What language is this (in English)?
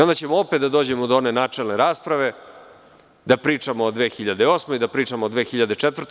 Serbian